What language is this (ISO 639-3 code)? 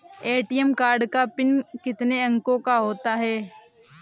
hin